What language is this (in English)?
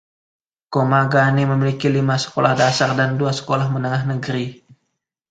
Indonesian